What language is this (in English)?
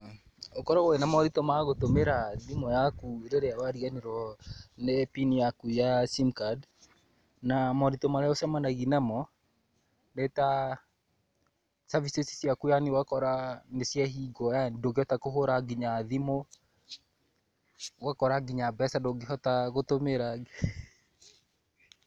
Kikuyu